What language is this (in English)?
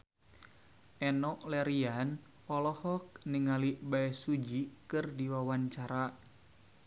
Sundanese